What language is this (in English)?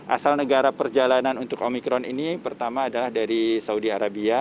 Indonesian